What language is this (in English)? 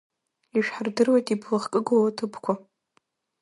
Abkhazian